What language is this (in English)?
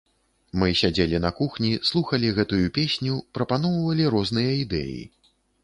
Belarusian